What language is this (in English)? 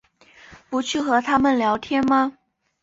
Chinese